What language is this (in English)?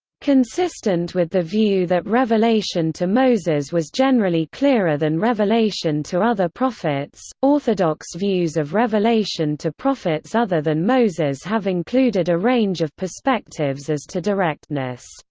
English